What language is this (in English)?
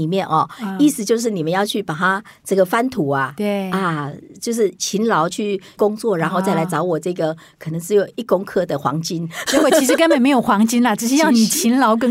Chinese